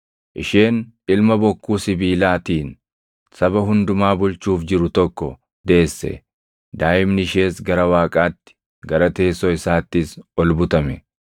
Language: Oromo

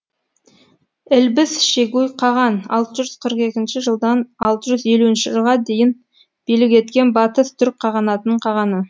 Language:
Kazakh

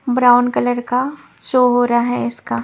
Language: Hindi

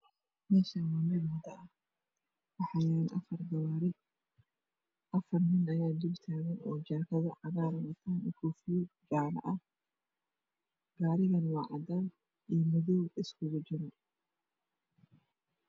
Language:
Somali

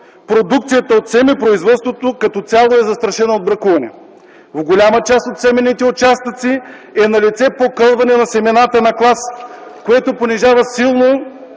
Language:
Bulgarian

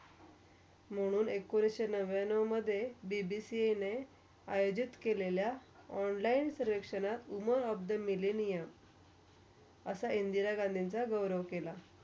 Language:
Marathi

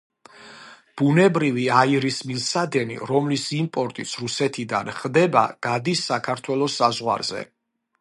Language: Georgian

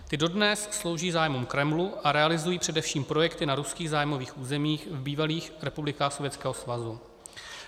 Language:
Czech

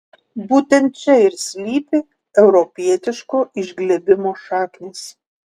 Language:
Lithuanian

